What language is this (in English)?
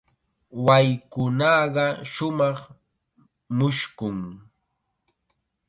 Chiquián Ancash Quechua